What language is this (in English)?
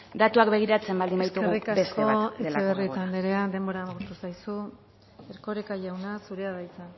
Basque